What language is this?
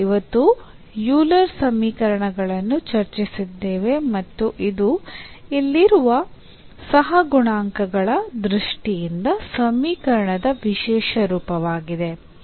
Kannada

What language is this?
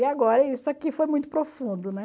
Portuguese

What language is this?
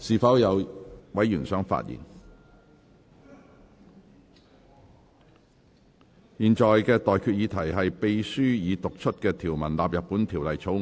Cantonese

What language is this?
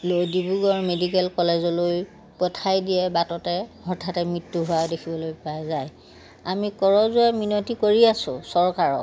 Assamese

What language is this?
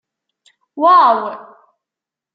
Kabyle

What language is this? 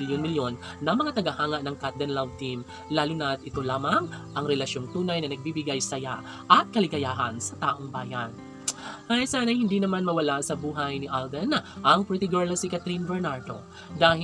Filipino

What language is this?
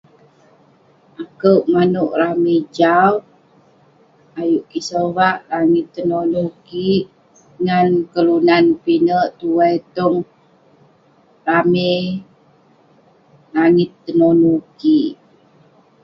Western Penan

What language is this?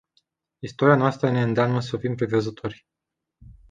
Romanian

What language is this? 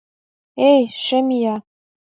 Mari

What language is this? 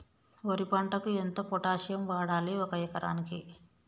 Telugu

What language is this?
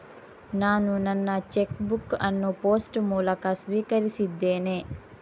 Kannada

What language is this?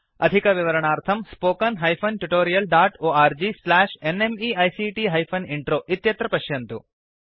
Sanskrit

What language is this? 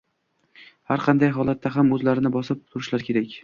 Uzbek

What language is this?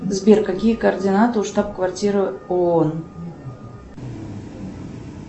Russian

